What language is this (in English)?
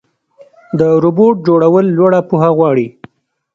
Pashto